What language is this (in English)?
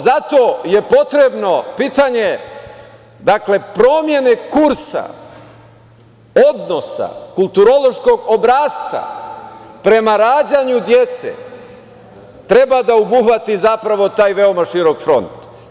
Serbian